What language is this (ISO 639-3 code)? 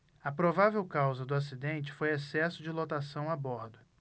por